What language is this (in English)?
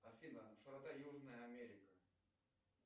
Russian